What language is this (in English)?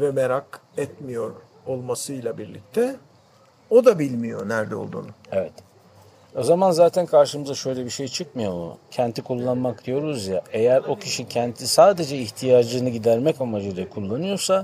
Turkish